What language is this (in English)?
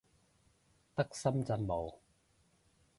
Cantonese